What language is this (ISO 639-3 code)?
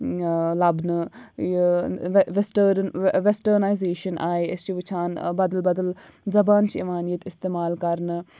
kas